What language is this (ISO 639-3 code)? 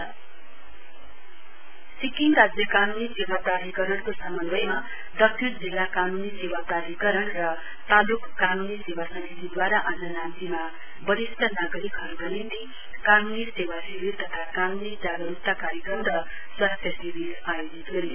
nep